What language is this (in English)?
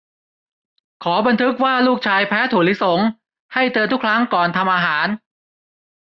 Thai